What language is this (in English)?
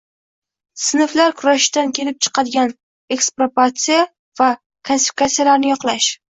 Uzbek